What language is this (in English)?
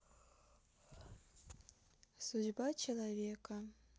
Russian